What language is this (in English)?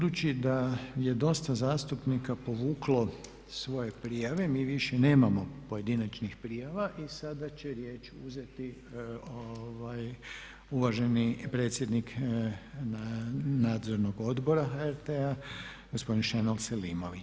Croatian